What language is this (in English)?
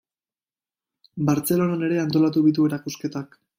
Basque